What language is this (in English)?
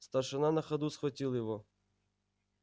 Russian